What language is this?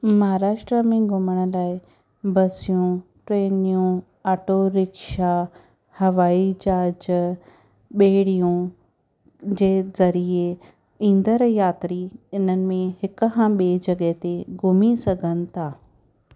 Sindhi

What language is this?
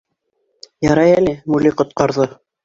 Bashkir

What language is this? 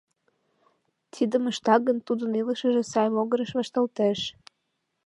Mari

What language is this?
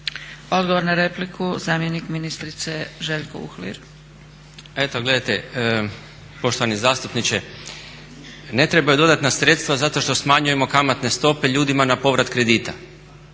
Croatian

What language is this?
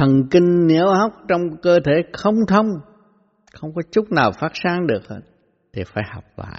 Vietnamese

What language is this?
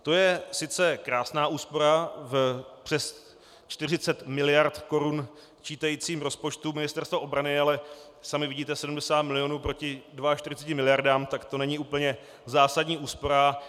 Czech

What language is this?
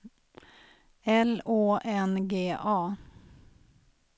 Swedish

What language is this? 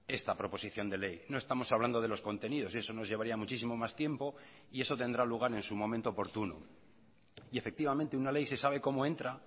Spanish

